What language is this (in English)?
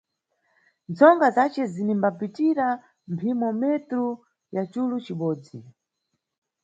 Nyungwe